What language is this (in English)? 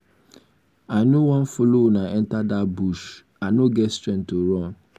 Nigerian Pidgin